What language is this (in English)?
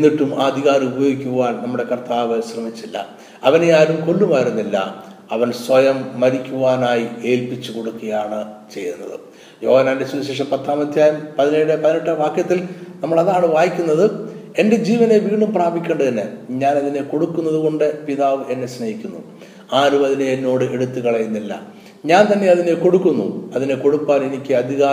Malayalam